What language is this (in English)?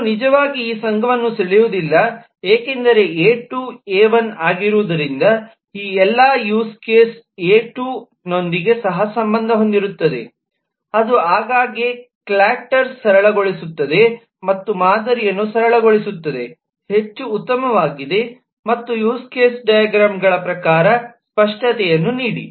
Kannada